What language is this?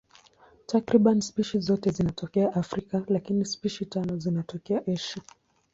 Swahili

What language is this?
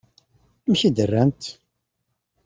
Kabyle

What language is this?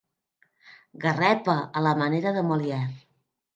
Catalan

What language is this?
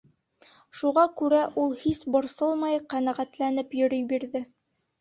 Bashkir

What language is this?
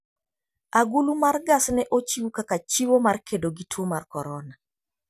Luo (Kenya and Tanzania)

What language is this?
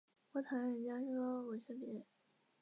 Chinese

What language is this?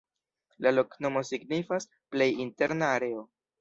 Esperanto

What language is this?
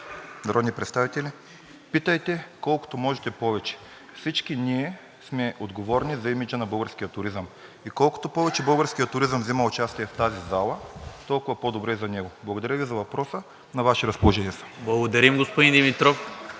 Bulgarian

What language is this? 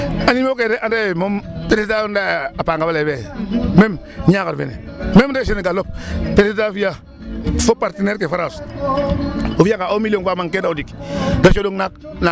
Serer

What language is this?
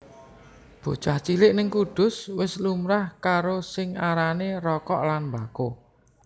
Javanese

